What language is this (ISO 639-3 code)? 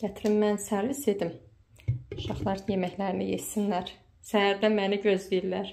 tur